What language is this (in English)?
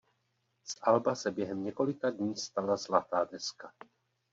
Czech